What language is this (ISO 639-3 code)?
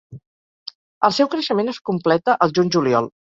cat